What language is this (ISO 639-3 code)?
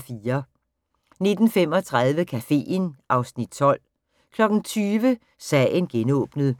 dan